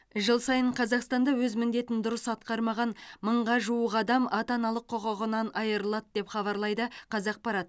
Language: Kazakh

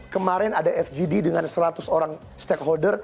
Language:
Indonesian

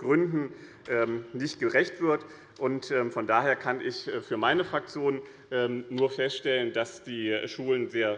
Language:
German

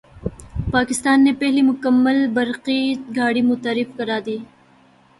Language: Urdu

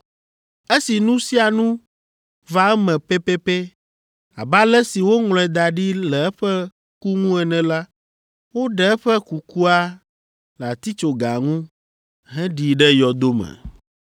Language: Ewe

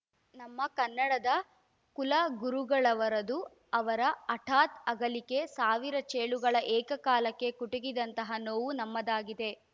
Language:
Kannada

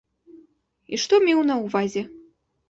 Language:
Belarusian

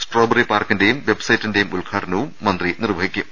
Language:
Malayalam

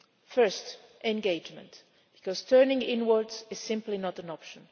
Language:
English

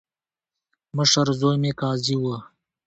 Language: Pashto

